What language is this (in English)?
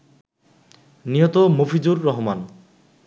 Bangla